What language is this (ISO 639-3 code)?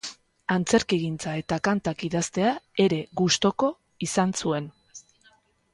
eus